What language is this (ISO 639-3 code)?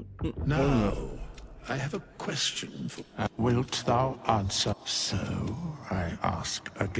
tur